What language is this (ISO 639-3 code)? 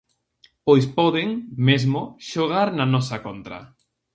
glg